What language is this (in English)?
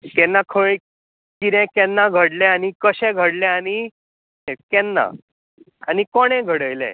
Konkani